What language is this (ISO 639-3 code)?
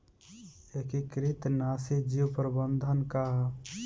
bho